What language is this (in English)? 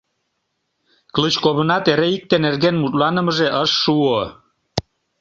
Mari